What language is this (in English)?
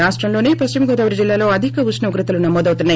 Telugu